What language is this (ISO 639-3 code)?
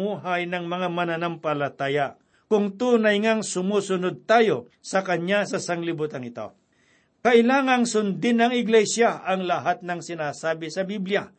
fil